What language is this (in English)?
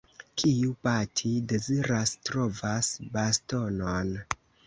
Esperanto